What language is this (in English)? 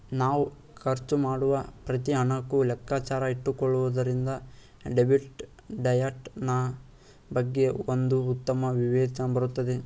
Kannada